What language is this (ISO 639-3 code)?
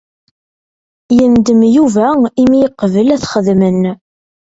kab